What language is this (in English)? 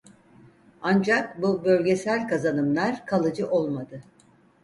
Turkish